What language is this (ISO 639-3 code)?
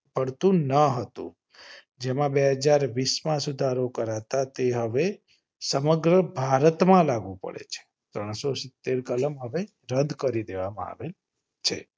guj